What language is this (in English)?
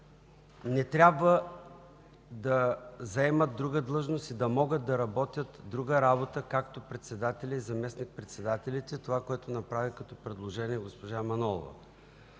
Bulgarian